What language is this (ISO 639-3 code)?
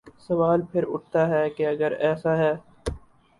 urd